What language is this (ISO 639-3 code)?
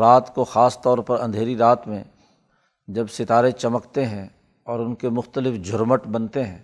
urd